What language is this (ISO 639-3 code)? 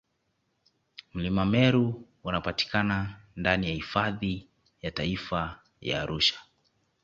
swa